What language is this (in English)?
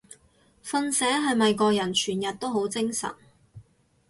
Cantonese